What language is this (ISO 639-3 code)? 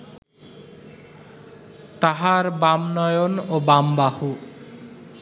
ben